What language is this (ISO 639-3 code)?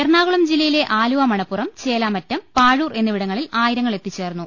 mal